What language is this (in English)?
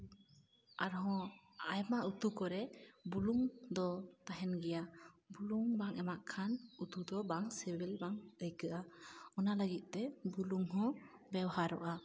Santali